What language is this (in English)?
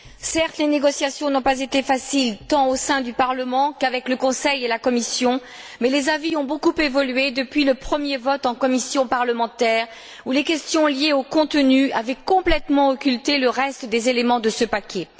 French